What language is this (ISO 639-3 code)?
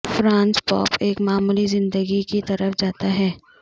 urd